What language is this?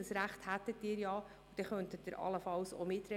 Swiss German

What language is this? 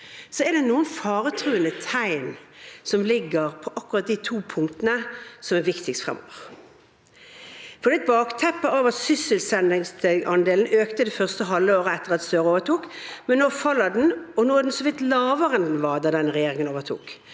Norwegian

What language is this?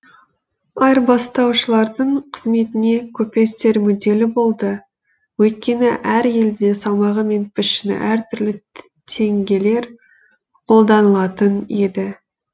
Kazakh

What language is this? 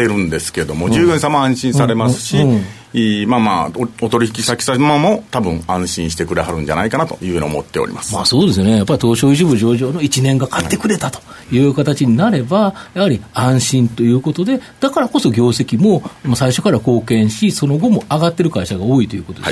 Japanese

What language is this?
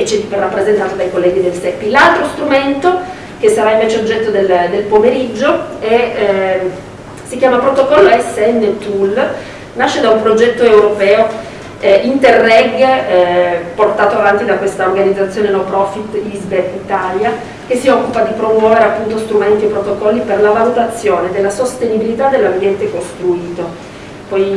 Italian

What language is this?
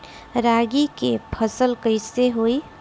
Bhojpuri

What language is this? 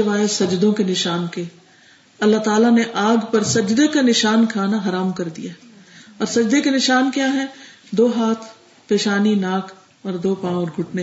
Urdu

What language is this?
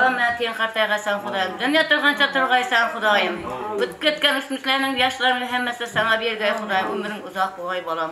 Arabic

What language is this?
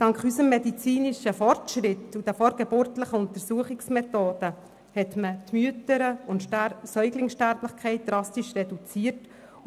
Swiss German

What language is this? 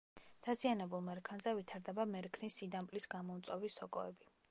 Georgian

